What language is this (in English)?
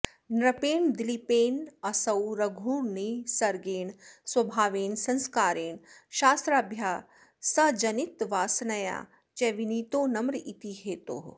Sanskrit